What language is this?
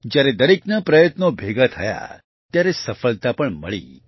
Gujarati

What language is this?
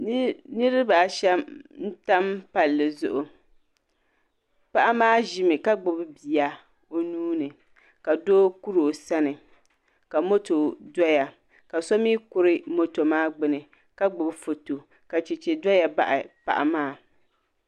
Dagbani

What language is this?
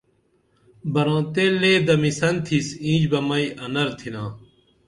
Dameli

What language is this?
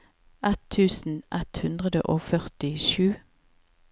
Norwegian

